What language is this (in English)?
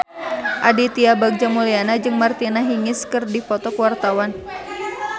Sundanese